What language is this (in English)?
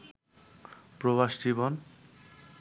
Bangla